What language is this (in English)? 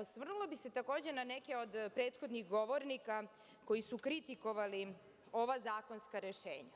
Serbian